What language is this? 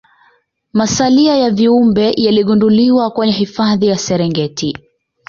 Swahili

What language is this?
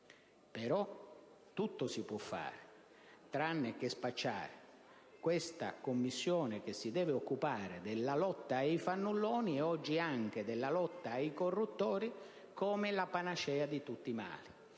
Italian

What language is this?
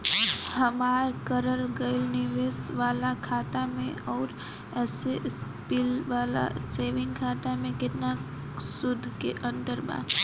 Bhojpuri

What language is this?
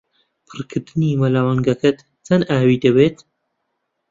Central Kurdish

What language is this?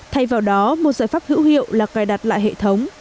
Vietnamese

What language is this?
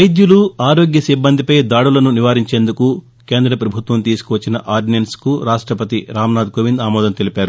Telugu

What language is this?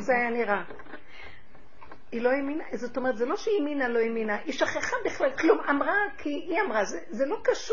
Hebrew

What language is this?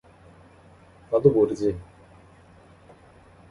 Korean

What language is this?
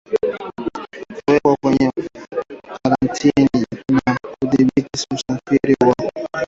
Swahili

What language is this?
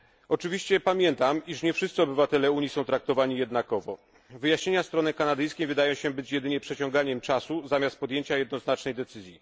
Polish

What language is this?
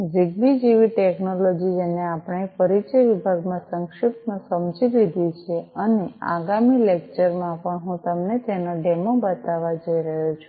Gujarati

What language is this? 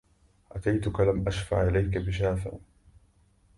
Arabic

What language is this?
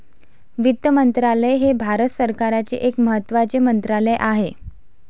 Marathi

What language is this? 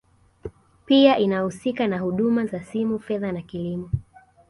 Swahili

